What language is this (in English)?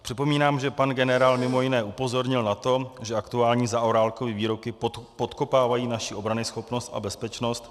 Czech